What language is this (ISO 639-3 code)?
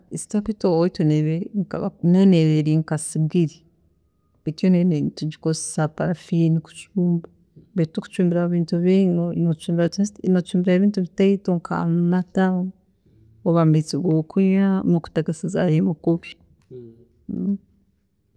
ttj